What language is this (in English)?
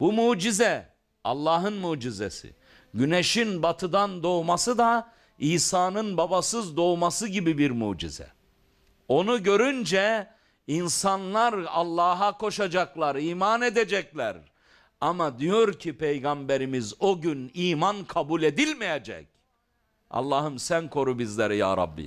Turkish